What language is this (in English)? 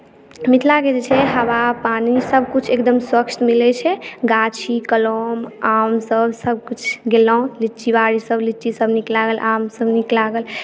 Maithili